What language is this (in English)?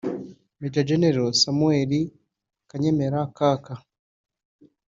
Kinyarwanda